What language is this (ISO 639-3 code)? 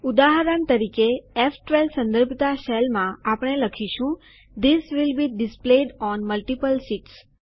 guj